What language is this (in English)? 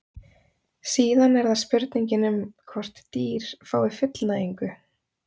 Icelandic